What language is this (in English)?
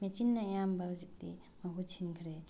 Manipuri